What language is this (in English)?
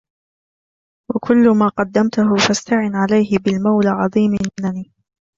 Arabic